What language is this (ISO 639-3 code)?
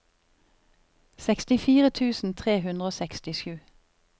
nor